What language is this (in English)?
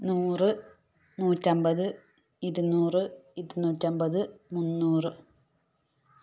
Malayalam